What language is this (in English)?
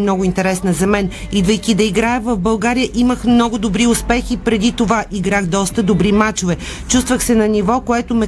Bulgarian